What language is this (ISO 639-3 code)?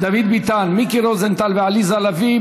heb